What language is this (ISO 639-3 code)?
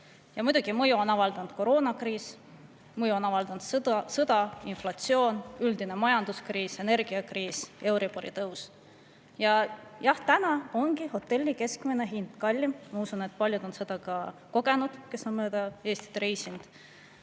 est